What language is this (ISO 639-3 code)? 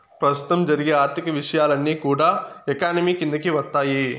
tel